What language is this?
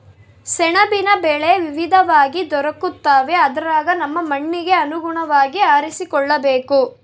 Kannada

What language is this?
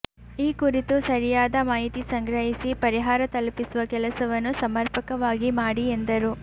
Kannada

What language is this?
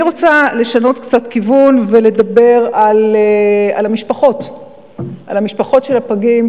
Hebrew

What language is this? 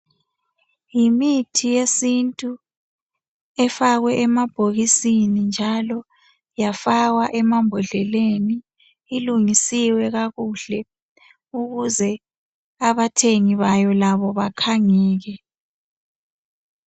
North Ndebele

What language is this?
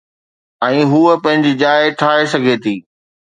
Sindhi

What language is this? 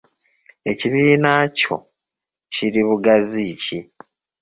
Ganda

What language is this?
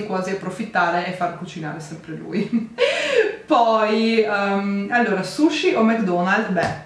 Italian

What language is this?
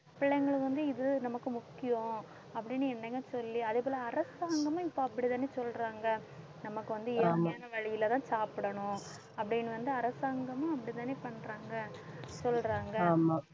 Tamil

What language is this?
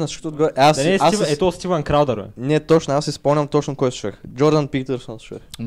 Bulgarian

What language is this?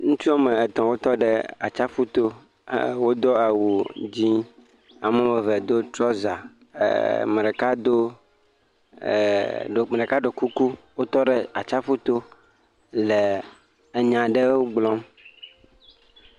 Ewe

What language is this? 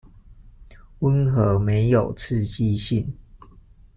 Chinese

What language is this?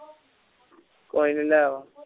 Punjabi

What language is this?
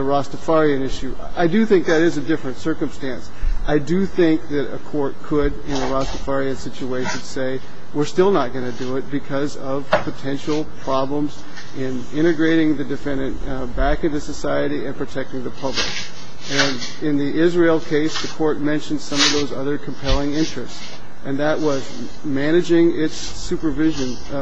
English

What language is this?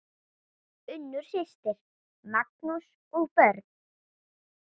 Icelandic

